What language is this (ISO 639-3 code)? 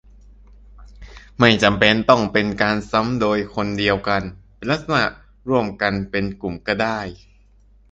tha